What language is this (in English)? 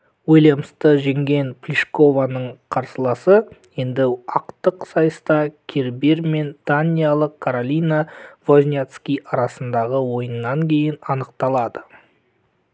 Kazakh